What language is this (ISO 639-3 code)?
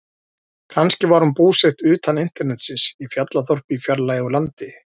isl